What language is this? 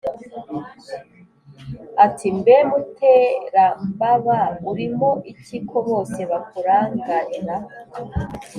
Kinyarwanda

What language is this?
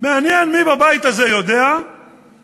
Hebrew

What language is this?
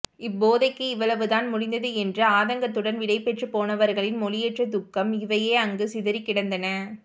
Tamil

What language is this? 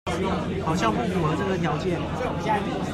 Chinese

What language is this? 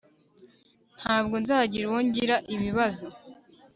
Kinyarwanda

